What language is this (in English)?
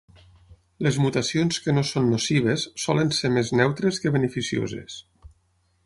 Catalan